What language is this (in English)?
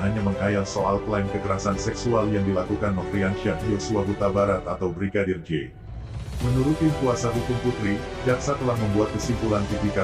Indonesian